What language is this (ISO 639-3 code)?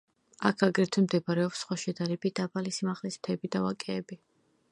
kat